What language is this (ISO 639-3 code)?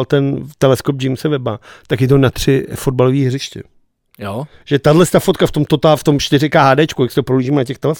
ces